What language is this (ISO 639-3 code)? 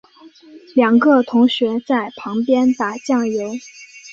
zho